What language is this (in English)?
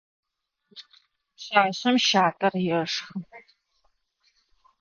Adyghe